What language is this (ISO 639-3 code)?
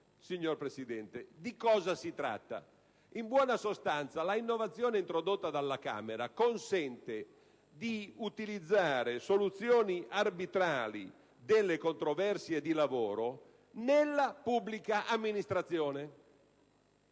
ita